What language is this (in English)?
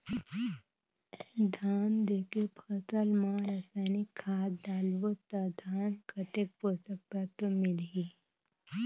Chhattisgarhi